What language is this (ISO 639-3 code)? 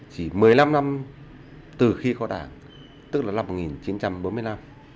vie